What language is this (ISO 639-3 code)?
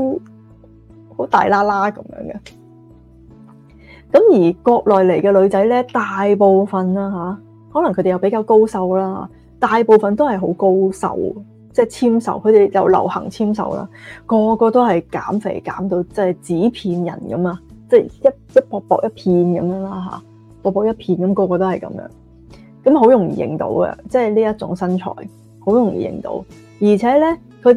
zho